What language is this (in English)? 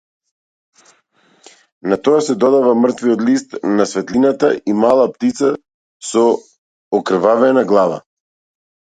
Macedonian